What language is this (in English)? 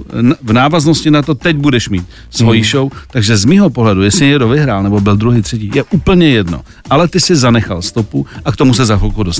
Czech